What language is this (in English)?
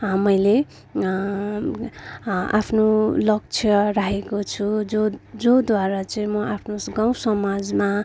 Nepali